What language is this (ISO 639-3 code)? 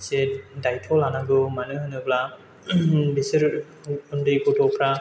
brx